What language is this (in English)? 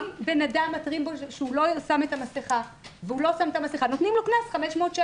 Hebrew